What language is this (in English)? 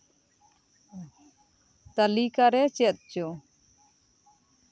Santali